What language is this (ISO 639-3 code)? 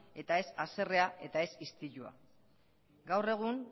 eus